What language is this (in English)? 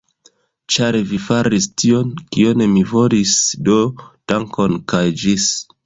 Esperanto